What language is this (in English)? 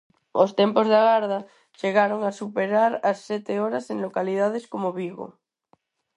Galician